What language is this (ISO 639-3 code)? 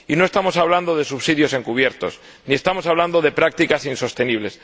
spa